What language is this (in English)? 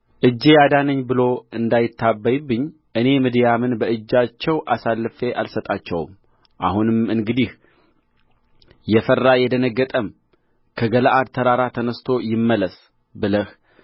Amharic